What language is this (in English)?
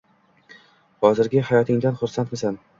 Uzbek